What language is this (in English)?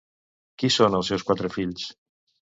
Catalan